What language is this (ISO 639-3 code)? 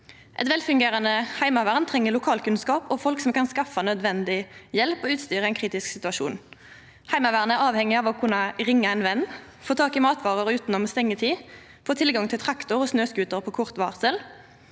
nor